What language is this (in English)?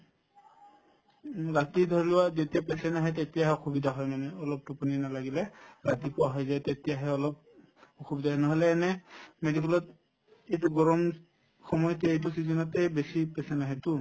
Assamese